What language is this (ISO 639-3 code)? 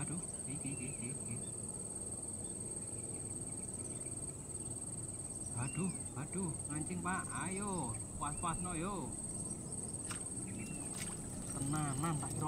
ind